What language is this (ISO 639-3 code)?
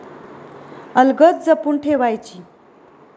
mar